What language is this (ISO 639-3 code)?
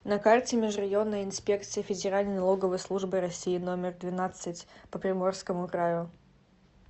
rus